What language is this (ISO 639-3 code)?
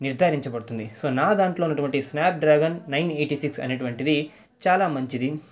tel